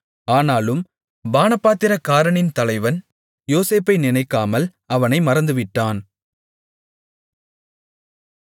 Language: Tamil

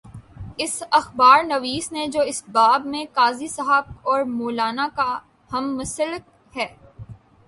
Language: Urdu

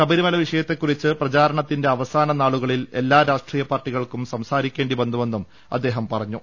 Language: Malayalam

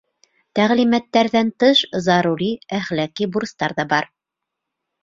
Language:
Bashkir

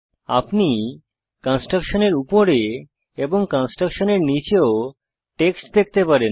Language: Bangla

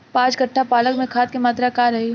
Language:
Bhojpuri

